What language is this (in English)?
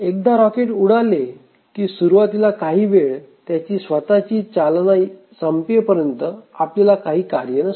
Marathi